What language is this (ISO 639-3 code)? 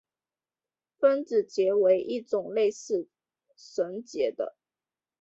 zho